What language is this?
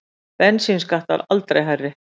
Icelandic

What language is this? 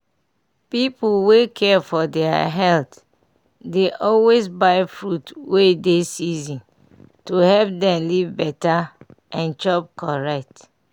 Nigerian Pidgin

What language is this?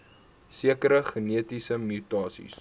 Afrikaans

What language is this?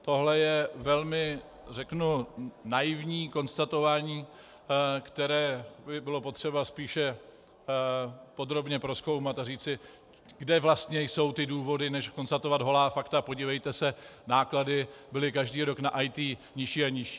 Czech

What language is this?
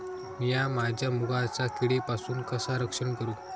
Marathi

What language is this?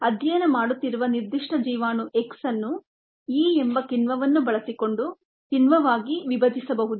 Kannada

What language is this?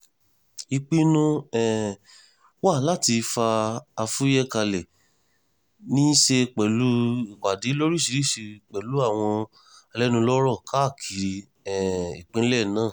Yoruba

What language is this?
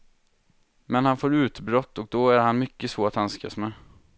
Swedish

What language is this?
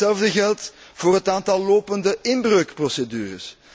Dutch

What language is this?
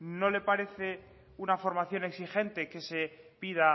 Spanish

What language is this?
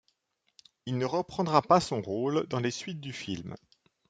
French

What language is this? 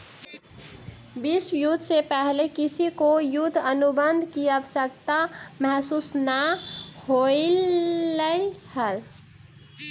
Magahi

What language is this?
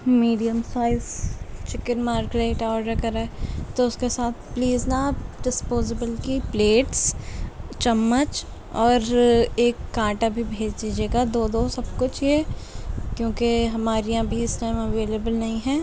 Urdu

